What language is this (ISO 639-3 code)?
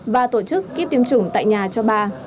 vie